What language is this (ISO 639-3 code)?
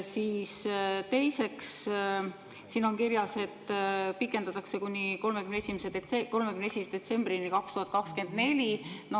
est